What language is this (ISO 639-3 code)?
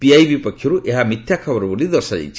ori